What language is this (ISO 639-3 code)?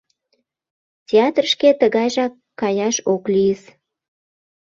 chm